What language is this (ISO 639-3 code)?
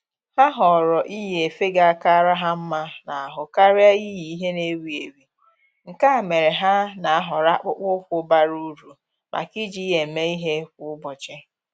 ibo